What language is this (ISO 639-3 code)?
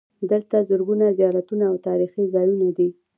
pus